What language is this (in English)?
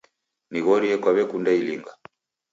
Taita